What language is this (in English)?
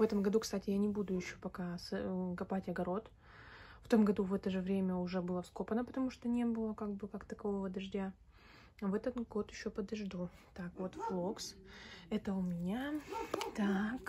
Russian